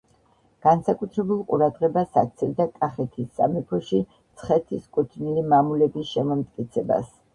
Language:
Georgian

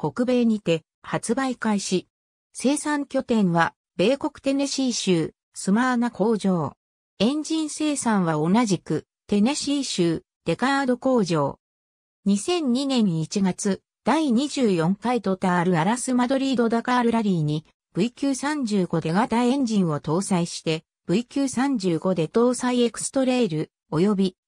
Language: Japanese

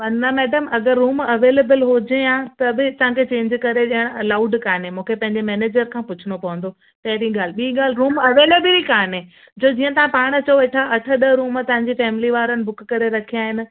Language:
Sindhi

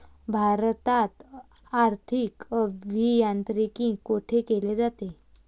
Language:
Marathi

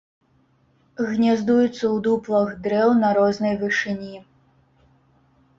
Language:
Belarusian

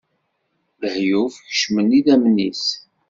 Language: Kabyle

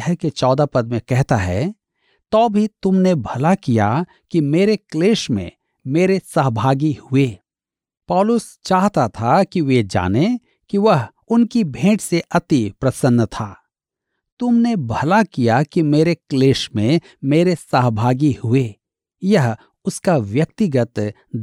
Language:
Hindi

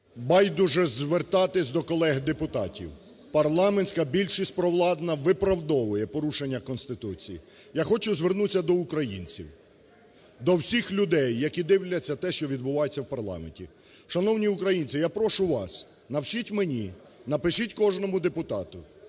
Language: Ukrainian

